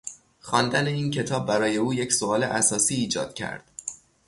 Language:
Persian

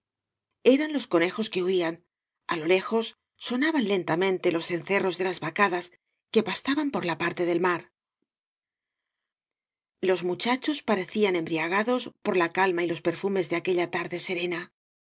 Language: Spanish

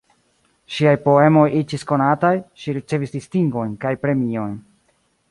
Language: Esperanto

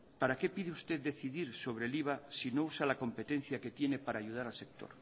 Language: Spanish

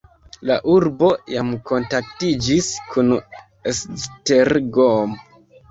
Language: Esperanto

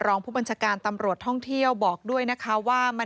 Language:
Thai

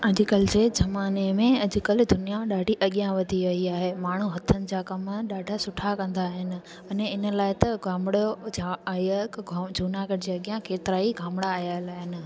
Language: Sindhi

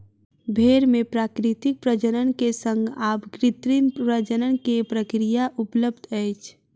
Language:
Maithili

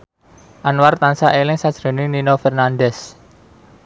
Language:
Javanese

